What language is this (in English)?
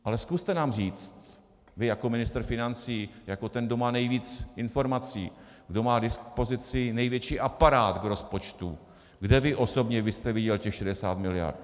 Czech